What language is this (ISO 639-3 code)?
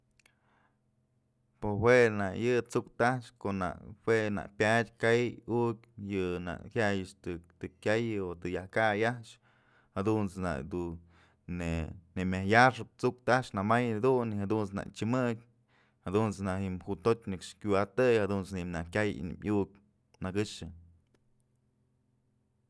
mzl